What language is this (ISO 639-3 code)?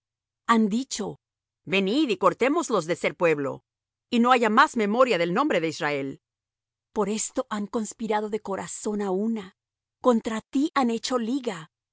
spa